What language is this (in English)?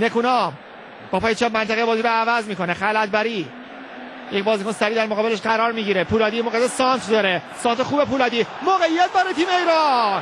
Persian